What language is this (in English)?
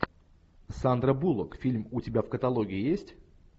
Russian